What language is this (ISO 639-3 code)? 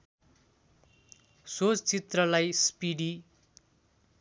nep